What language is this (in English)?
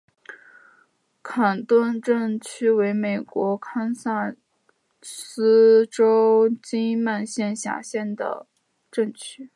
Chinese